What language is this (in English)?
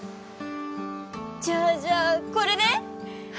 Japanese